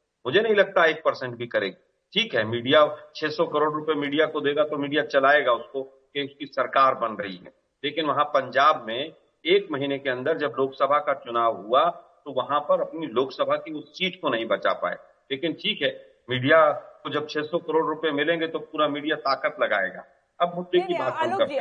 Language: Hindi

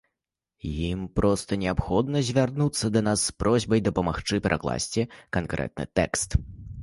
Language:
Belarusian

